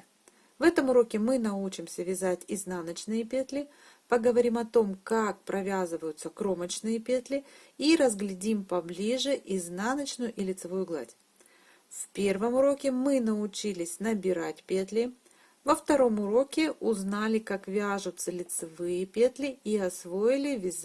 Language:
Russian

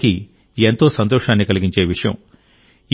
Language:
Telugu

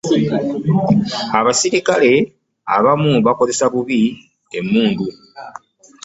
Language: Ganda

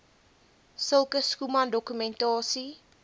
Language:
Afrikaans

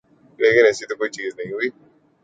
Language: Urdu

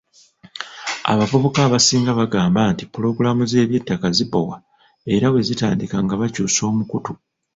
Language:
Ganda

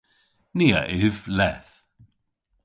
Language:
Cornish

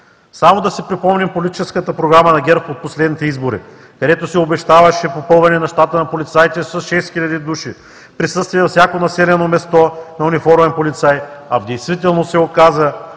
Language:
Bulgarian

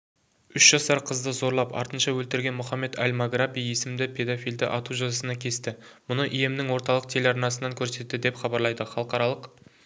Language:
Kazakh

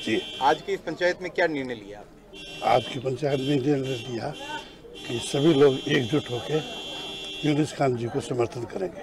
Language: Hindi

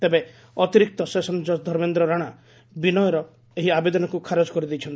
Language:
Odia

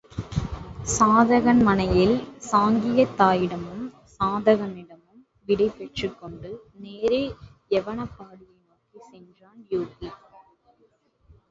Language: Tamil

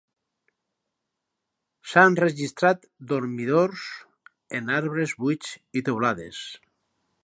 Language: Catalan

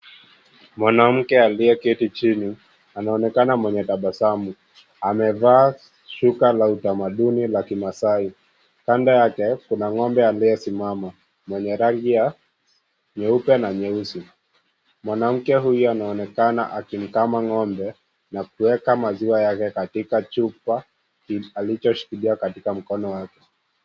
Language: Swahili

